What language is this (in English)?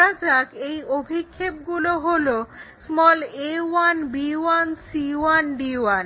Bangla